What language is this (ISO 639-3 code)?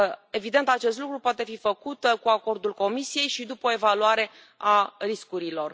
ron